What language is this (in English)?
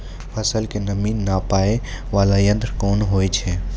Maithili